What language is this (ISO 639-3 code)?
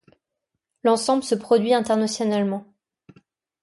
fra